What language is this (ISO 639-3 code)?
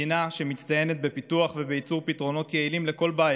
heb